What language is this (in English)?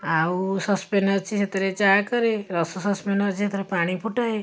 Odia